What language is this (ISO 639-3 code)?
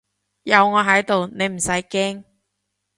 yue